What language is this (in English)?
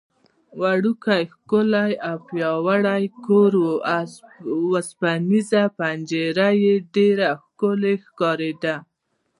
Pashto